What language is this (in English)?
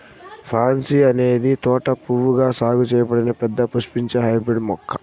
Telugu